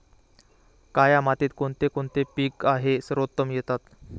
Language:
Marathi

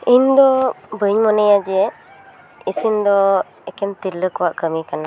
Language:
Santali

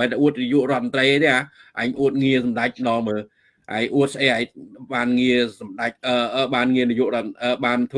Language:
Vietnamese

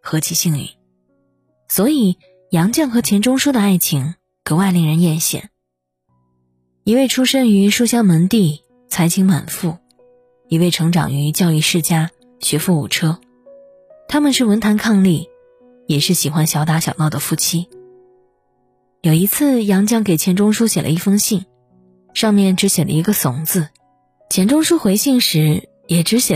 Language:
Chinese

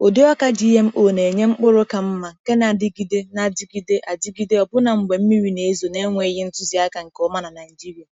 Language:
Igbo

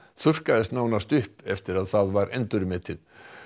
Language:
Icelandic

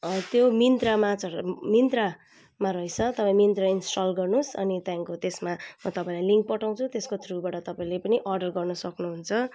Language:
Nepali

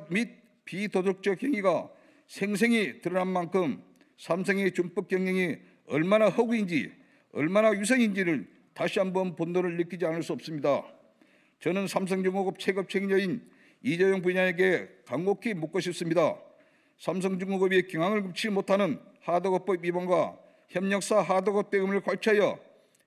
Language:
Korean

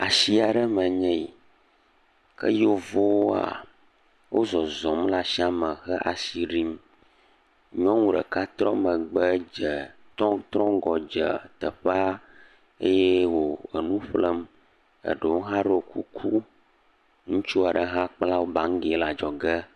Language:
Ewe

